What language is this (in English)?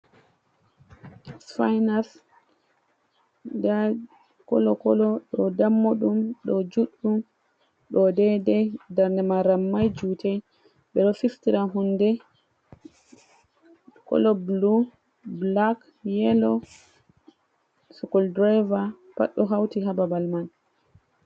Fula